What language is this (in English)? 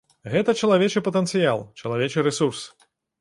Belarusian